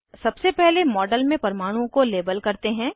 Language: Hindi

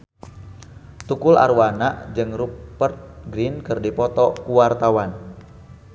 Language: Sundanese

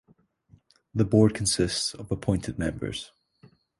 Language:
English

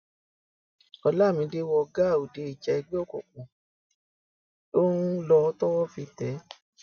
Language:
Yoruba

